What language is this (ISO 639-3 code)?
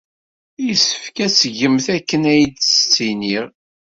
kab